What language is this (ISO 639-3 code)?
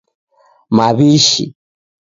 dav